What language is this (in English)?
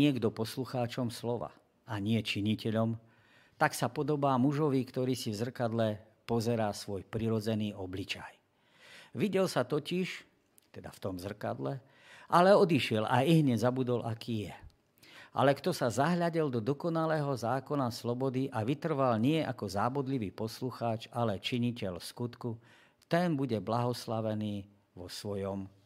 Slovak